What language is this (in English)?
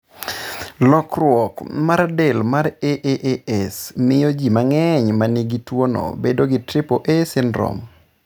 Luo (Kenya and Tanzania)